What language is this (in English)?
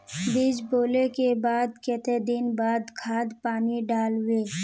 Magahi